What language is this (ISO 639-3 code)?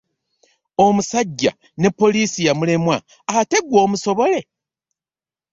lug